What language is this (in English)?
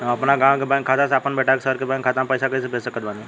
Bhojpuri